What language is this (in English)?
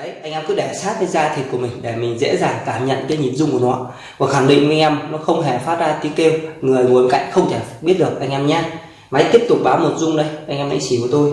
Vietnamese